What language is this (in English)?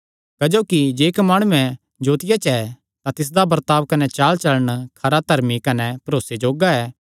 Kangri